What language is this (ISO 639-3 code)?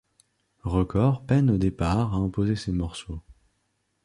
fra